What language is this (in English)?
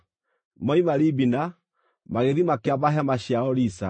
Kikuyu